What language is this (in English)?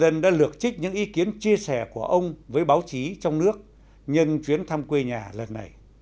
Vietnamese